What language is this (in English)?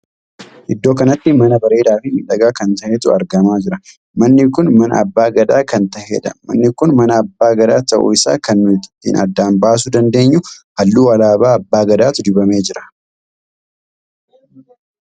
Oromo